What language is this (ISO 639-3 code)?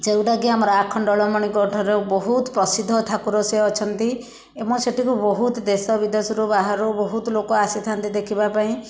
ori